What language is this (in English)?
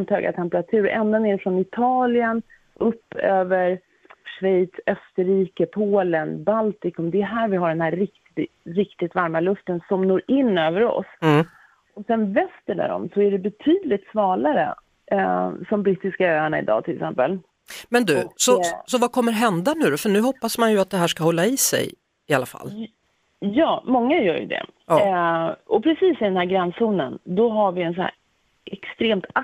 Swedish